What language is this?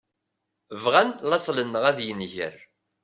Kabyle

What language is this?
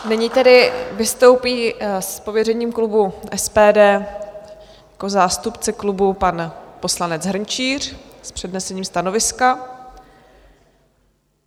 Czech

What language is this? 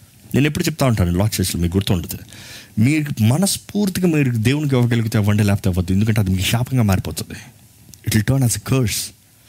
Telugu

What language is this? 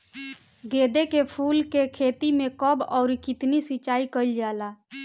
Bhojpuri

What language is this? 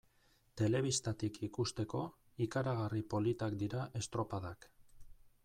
Basque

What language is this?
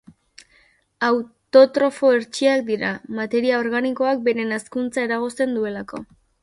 Basque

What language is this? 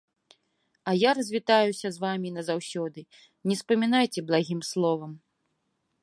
Belarusian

